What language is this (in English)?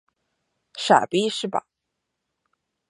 Chinese